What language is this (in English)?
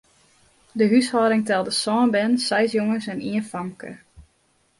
Western Frisian